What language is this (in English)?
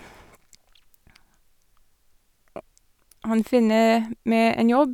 Norwegian